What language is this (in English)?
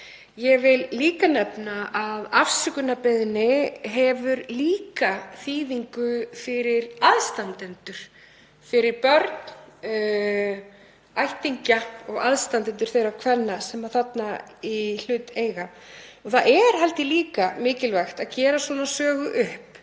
Icelandic